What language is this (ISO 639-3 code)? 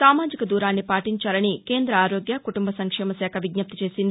tel